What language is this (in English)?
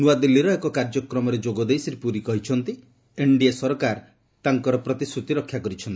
Odia